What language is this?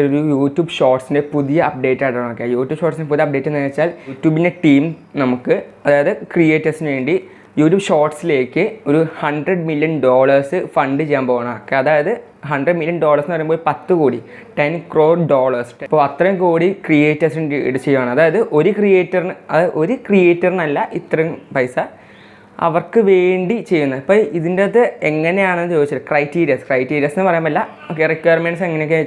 Malayalam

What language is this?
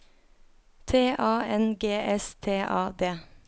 Norwegian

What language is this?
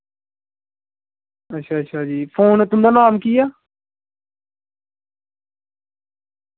Dogri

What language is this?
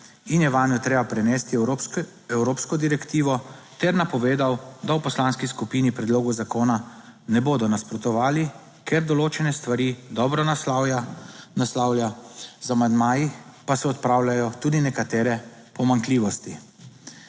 Slovenian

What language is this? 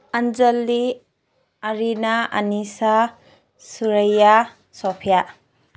Manipuri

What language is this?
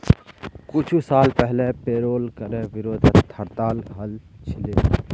Magahi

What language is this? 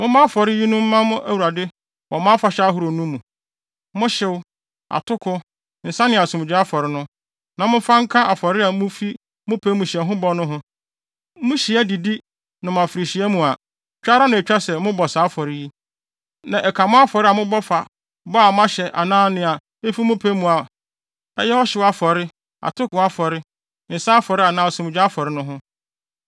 Akan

